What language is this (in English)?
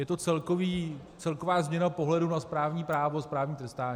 Czech